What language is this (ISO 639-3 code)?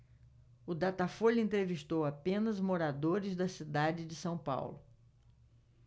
por